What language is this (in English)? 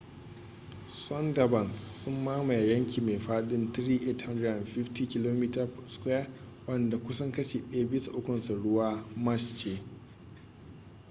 Hausa